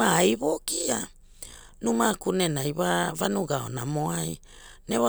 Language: Hula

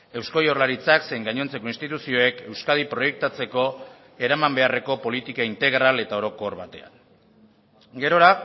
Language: Basque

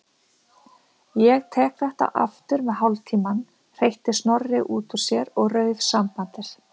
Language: Icelandic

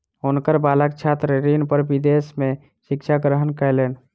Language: Maithili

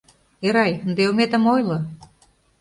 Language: Mari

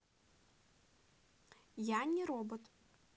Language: Russian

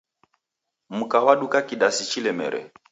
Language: Taita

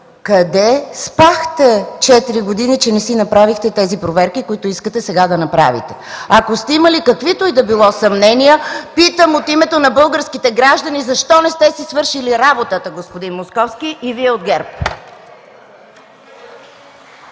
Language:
Bulgarian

